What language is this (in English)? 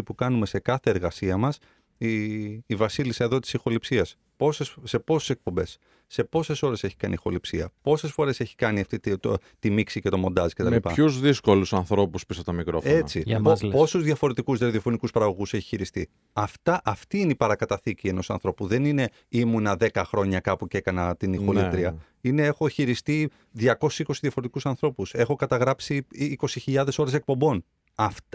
Greek